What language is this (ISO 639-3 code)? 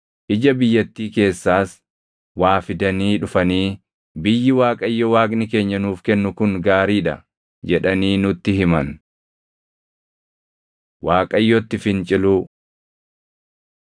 orm